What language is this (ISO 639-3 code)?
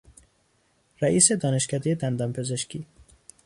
fas